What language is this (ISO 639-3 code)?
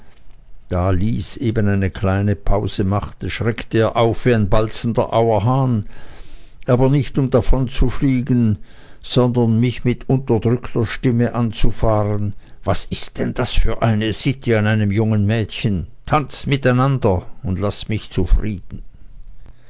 deu